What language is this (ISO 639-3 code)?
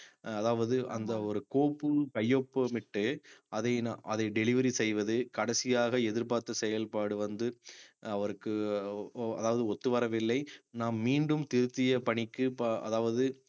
tam